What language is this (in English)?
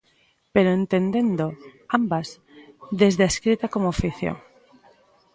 Galician